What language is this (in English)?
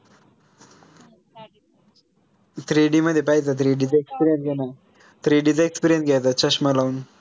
Marathi